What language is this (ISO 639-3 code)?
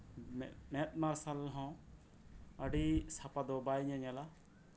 sat